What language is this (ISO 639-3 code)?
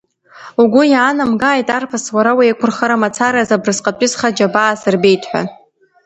abk